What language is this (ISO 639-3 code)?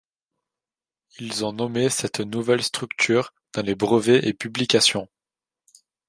fra